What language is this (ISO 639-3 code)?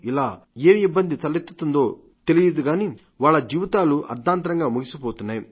tel